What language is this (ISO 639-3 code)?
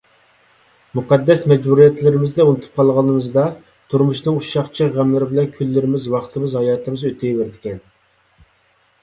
uig